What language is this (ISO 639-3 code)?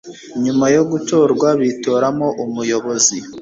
kin